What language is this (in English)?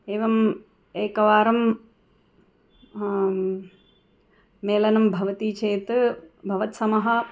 Sanskrit